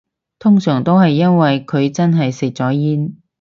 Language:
Cantonese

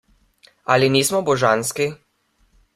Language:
Slovenian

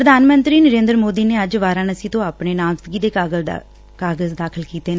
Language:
Punjabi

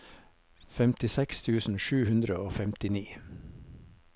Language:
Norwegian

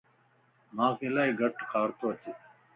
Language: Lasi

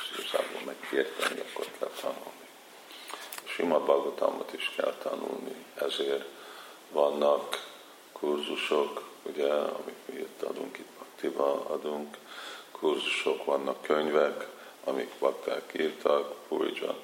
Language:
Hungarian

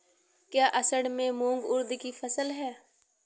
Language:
Hindi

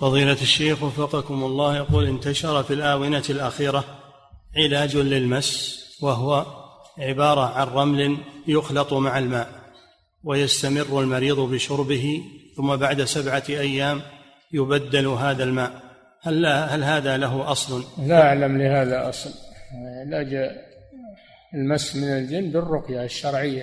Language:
Arabic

